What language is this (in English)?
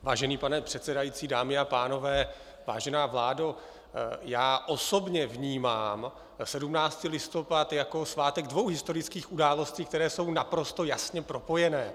Czech